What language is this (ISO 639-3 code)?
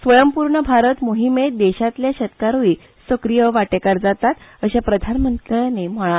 kok